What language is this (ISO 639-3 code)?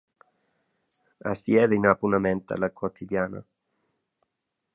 roh